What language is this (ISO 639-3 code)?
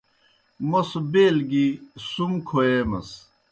plk